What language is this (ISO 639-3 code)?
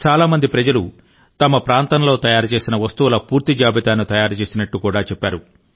tel